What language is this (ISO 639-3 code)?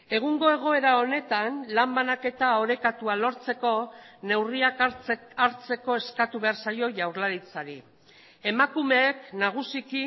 eus